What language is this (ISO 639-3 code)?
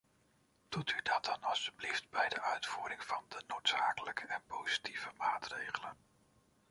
nld